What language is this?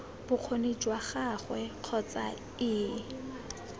Tswana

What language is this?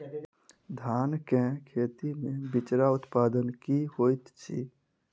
Maithili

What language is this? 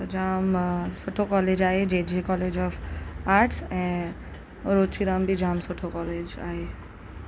Sindhi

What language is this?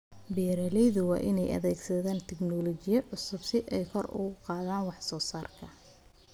Somali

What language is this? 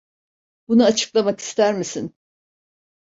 Turkish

